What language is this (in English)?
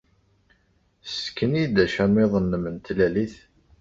Kabyle